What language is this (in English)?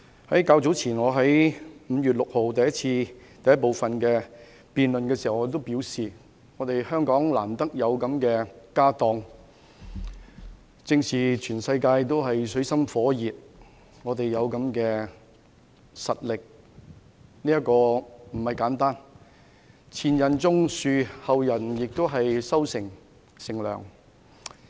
Cantonese